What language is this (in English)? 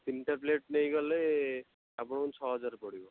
Odia